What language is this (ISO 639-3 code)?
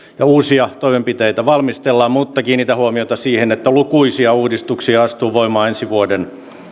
fin